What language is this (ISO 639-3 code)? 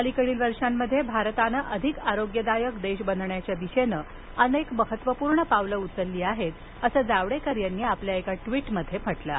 mar